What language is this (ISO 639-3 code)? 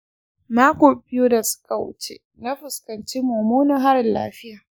hau